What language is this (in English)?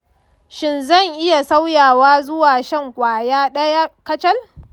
Hausa